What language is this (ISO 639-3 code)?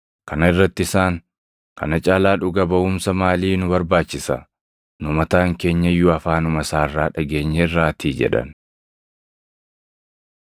orm